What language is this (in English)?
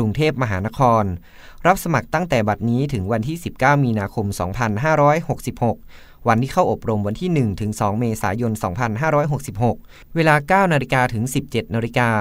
Thai